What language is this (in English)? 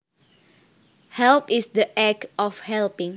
Javanese